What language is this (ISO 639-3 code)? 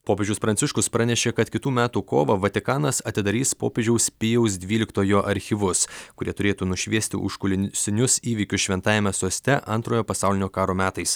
lit